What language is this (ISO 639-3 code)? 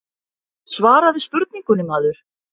isl